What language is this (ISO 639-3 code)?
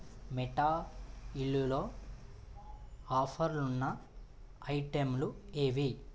tel